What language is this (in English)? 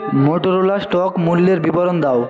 Bangla